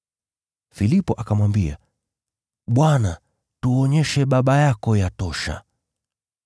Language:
Swahili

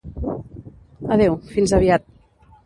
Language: Catalan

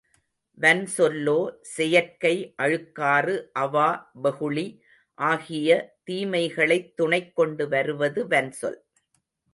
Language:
Tamil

